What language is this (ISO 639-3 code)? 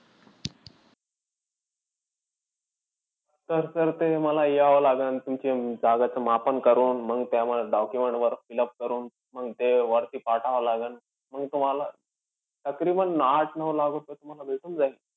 mar